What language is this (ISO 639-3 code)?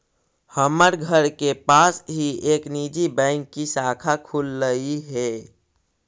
mag